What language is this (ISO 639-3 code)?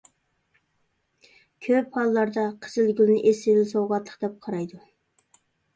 uig